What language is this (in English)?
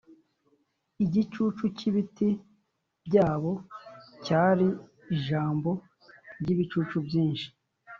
Kinyarwanda